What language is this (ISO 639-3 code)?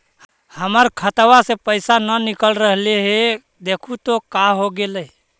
mag